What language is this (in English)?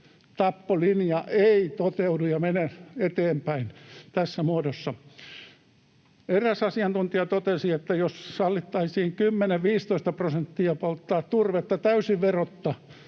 Finnish